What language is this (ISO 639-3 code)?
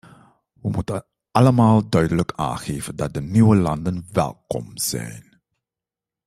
nld